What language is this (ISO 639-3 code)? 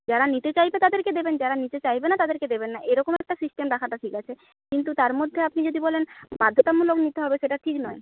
ben